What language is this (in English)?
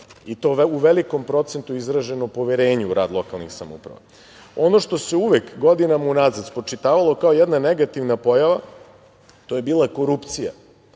Serbian